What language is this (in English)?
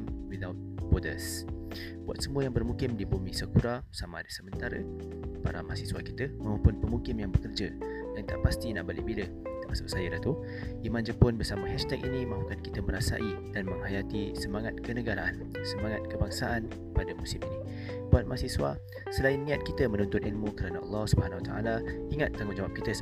Malay